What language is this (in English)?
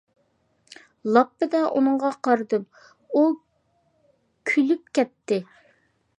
Uyghur